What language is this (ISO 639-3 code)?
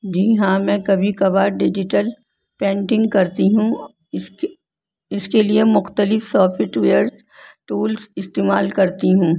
urd